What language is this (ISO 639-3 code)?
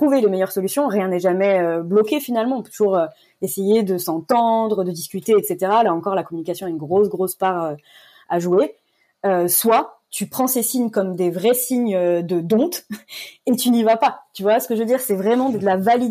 fra